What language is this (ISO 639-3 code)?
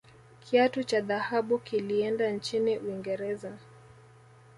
swa